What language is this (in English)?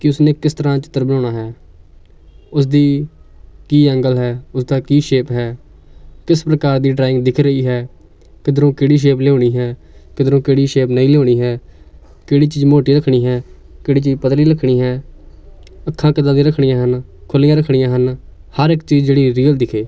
Punjabi